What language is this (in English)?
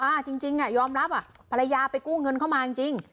Thai